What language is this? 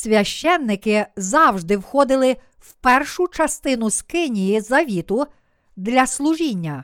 Ukrainian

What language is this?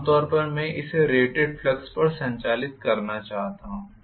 Hindi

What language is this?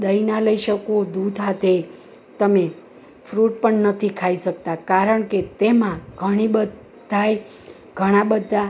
Gujarati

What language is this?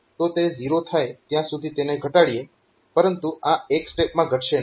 Gujarati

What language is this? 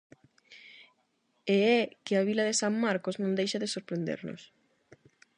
Galician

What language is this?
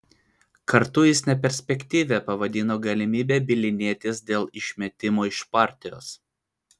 Lithuanian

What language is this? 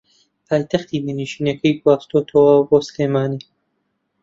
Central Kurdish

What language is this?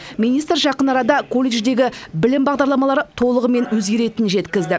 Kazakh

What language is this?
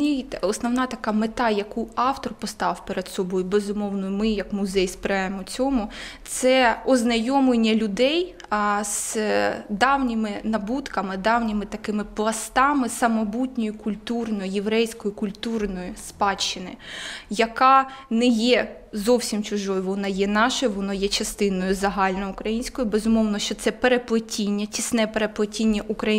Ukrainian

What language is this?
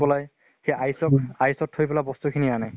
Assamese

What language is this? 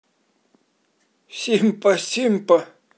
Russian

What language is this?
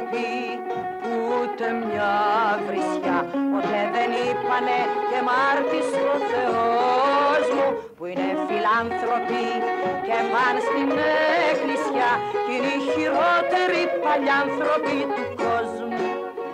Greek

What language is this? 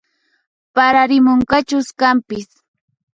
Puno Quechua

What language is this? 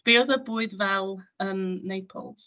Welsh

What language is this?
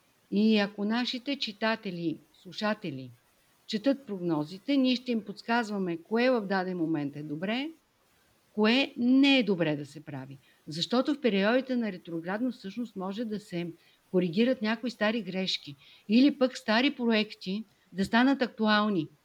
Bulgarian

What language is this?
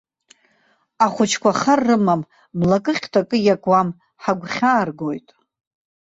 Abkhazian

